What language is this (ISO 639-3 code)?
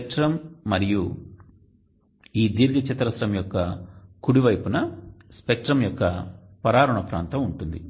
tel